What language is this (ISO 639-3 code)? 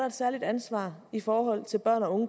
dan